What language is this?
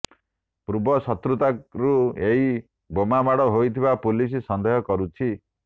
Odia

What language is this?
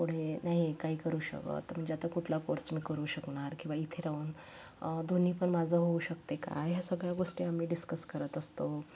Marathi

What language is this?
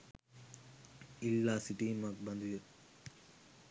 Sinhala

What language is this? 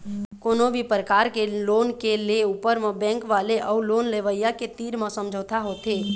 Chhattisgarhi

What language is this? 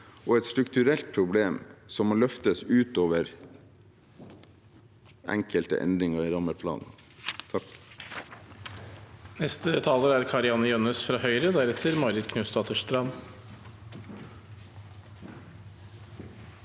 Norwegian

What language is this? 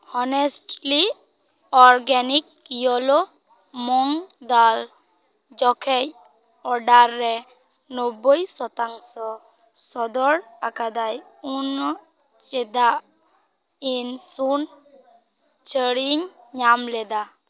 Santali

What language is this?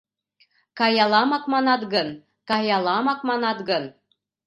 Mari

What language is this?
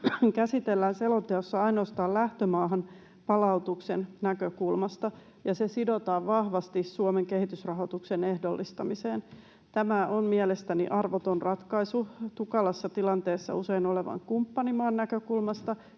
Finnish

